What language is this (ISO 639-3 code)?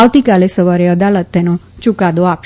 guj